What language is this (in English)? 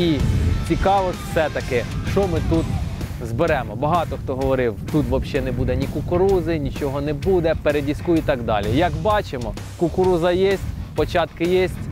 Ukrainian